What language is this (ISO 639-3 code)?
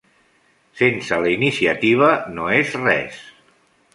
cat